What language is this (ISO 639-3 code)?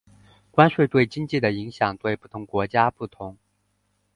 zho